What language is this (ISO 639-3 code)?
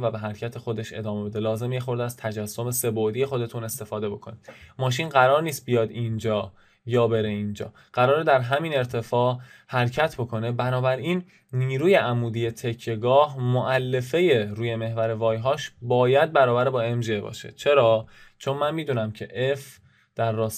fas